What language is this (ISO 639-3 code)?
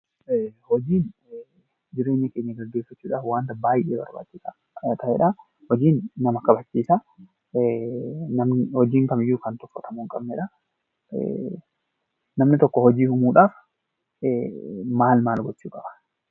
orm